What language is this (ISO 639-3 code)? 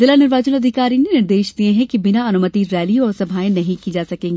hin